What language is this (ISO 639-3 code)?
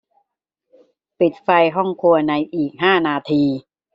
tha